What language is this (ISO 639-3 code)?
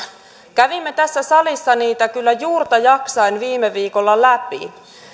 fin